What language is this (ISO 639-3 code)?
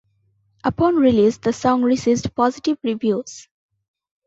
eng